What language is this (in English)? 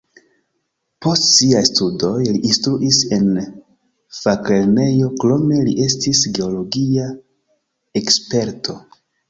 Esperanto